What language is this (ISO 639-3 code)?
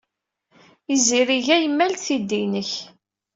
kab